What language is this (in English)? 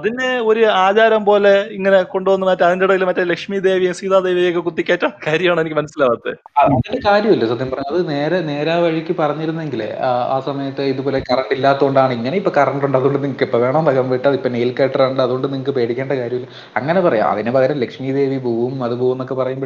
Malayalam